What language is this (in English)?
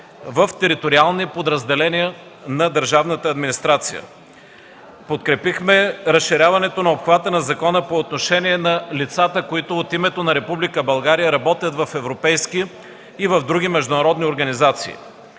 Bulgarian